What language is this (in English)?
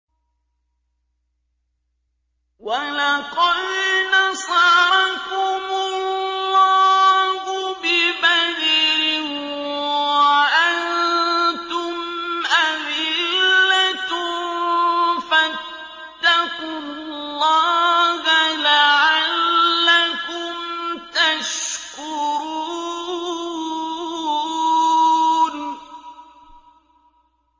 Arabic